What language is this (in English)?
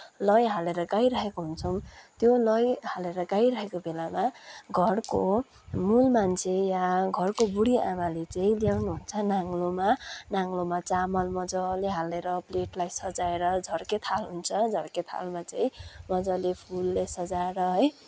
Nepali